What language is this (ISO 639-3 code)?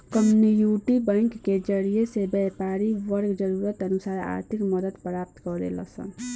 bho